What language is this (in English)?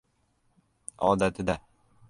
Uzbek